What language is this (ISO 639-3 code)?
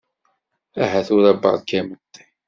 kab